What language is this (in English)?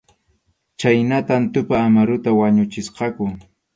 Arequipa-La Unión Quechua